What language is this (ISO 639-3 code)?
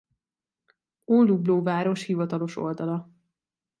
hun